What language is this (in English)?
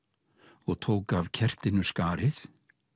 Icelandic